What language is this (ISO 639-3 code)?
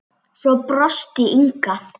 isl